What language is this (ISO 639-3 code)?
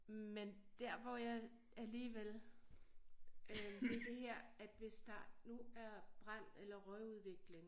dan